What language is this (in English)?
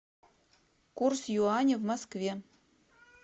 Russian